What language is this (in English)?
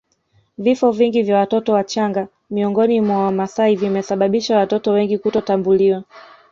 Swahili